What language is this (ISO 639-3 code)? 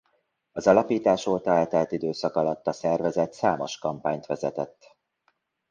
hun